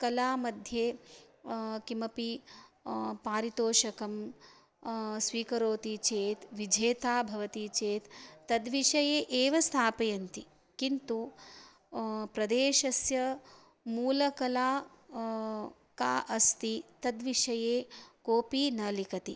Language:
Sanskrit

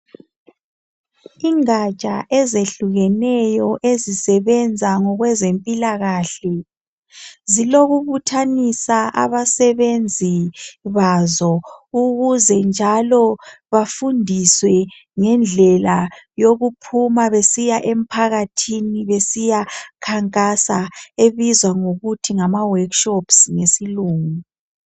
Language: North Ndebele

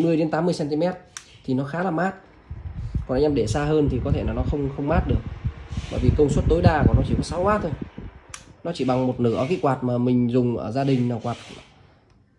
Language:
Vietnamese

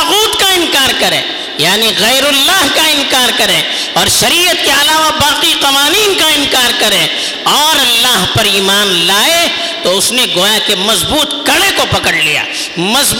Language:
Urdu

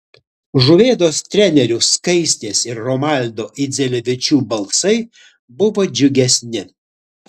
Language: Lithuanian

